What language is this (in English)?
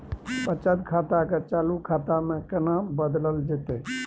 Maithili